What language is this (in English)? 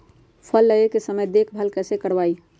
Magahi